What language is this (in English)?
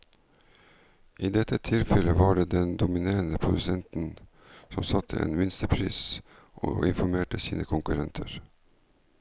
Norwegian